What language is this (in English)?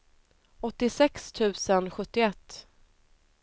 Swedish